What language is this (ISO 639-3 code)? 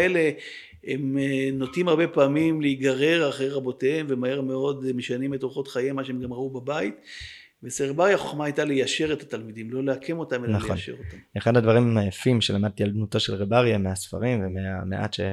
heb